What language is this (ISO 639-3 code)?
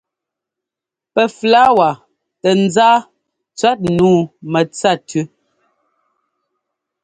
jgo